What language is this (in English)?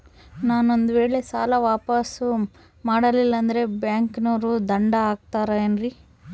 Kannada